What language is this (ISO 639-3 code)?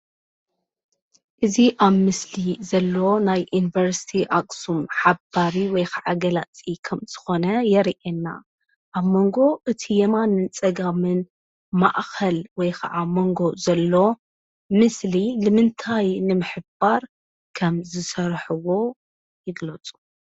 tir